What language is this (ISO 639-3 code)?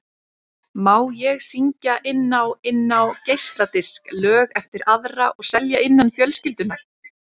isl